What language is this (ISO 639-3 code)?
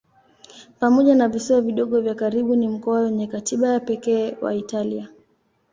swa